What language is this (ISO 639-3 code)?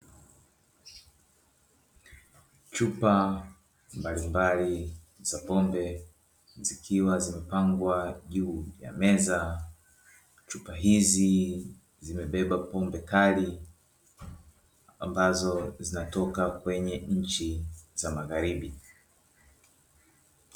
swa